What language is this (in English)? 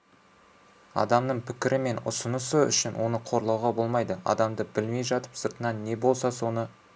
Kazakh